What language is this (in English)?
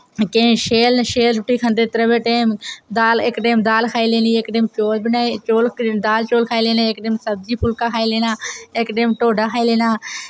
Dogri